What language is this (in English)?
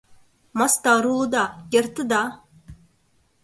Mari